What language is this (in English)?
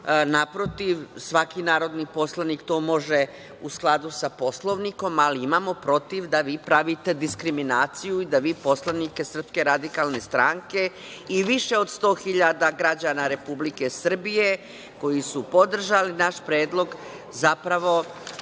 Serbian